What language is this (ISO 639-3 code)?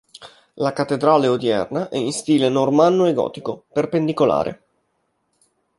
ita